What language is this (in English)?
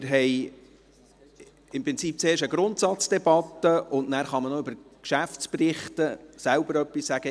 Swiss German